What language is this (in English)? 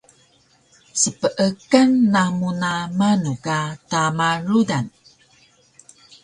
Taroko